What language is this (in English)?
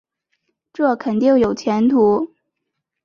Chinese